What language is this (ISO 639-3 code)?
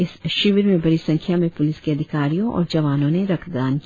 hin